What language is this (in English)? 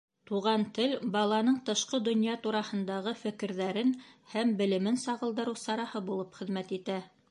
Bashkir